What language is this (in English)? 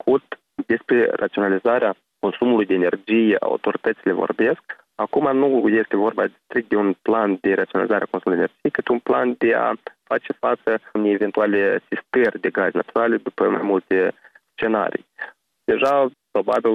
Romanian